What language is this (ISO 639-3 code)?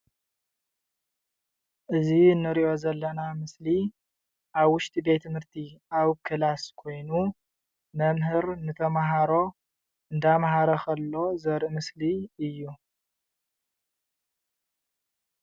tir